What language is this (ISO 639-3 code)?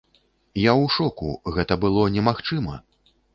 bel